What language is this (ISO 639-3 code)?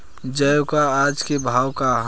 bho